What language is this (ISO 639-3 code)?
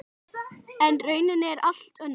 isl